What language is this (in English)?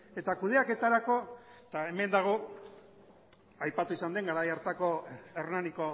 Basque